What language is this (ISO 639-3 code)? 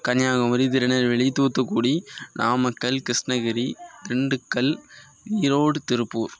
tam